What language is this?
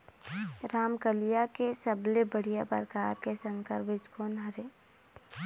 Chhattisgarhi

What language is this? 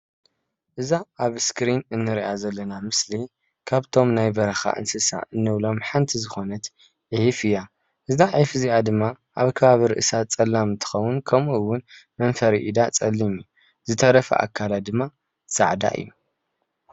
Tigrinya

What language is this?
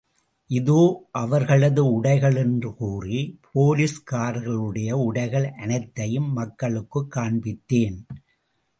Tamil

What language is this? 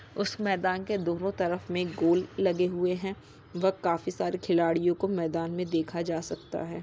Magahi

